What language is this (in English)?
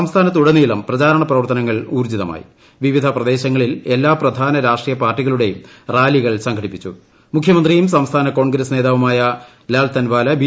Malayalam